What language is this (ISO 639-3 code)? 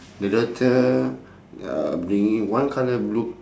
eng